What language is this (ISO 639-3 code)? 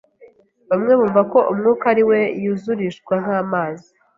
kin